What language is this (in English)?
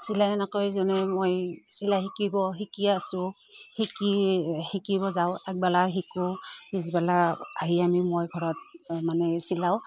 Assamese